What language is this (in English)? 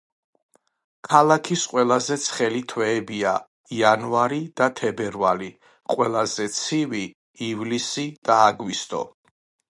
Georgian